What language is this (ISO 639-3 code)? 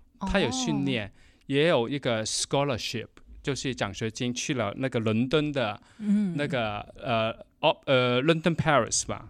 zho